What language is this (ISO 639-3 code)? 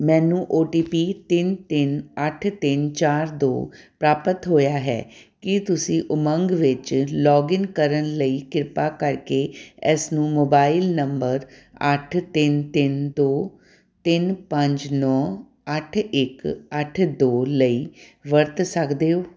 pan